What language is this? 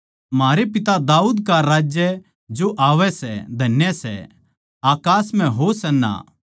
Haryanvi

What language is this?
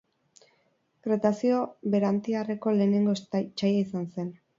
Basque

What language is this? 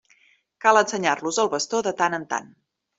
Catalan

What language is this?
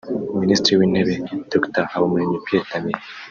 Kinyarwanda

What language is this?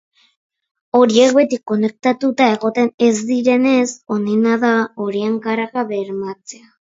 Basque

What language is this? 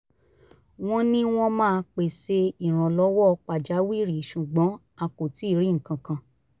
Yoruba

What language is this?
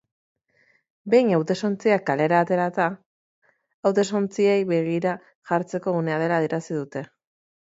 Basque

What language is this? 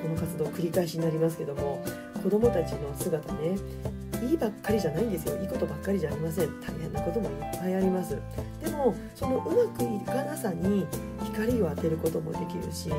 Japanese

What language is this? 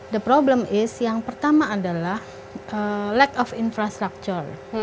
Indonesian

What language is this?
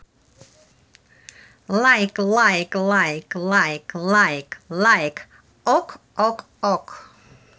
Russian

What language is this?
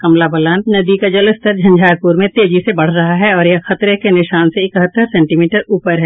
Hindi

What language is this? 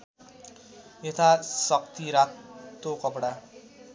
Nepali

